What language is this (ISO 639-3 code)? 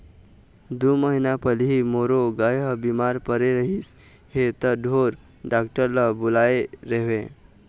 hne